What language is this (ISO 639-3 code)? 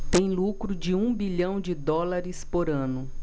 por